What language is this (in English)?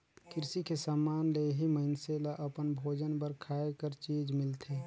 Chhattisgarhi